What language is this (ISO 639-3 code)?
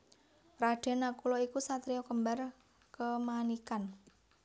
jav